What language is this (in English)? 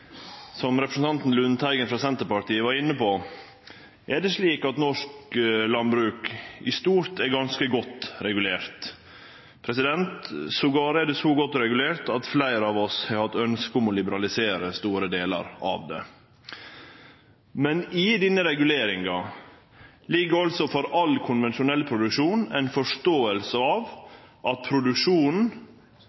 Norwegian Nynorsk